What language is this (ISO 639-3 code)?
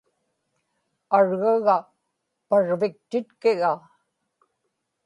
ipk